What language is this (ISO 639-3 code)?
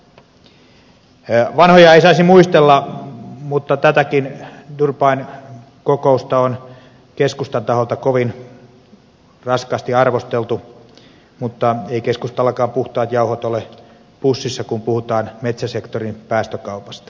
fin